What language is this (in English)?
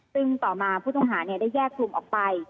Thai